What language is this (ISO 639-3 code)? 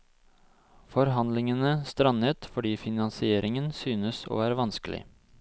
nor